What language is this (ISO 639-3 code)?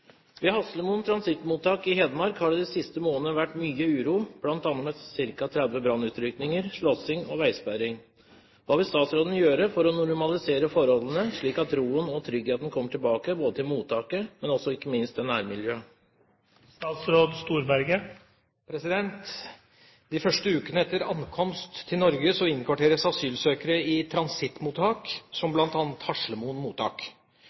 nob